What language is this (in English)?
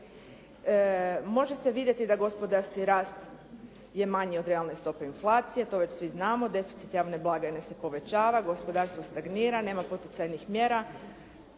Croatian